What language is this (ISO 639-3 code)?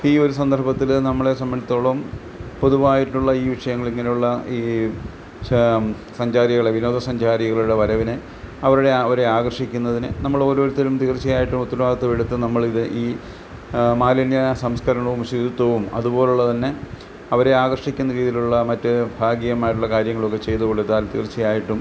mal